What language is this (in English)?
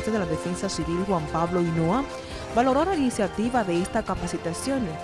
Spanish